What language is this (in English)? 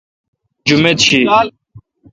Kalkoti